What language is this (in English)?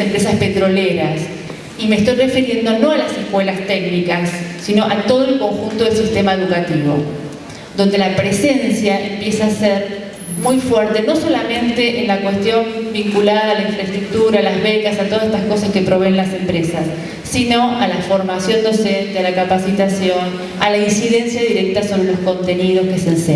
Spanish